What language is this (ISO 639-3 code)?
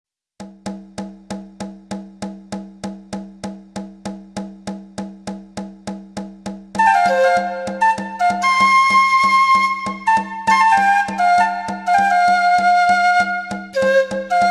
spa